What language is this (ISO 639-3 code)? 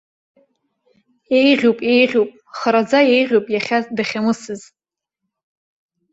abk